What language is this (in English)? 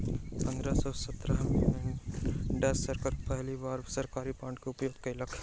Maithili